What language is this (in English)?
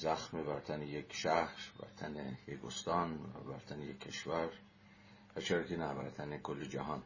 Persian